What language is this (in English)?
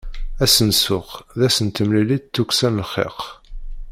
Kabyle